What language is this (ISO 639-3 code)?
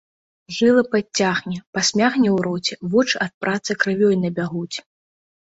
bel